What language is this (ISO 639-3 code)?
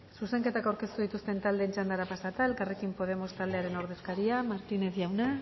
eus